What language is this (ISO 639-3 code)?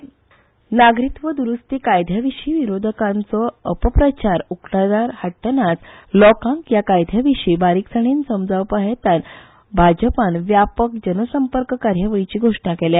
kok